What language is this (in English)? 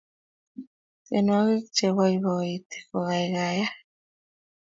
Kalenjin